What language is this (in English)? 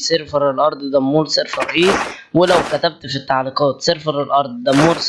Arabic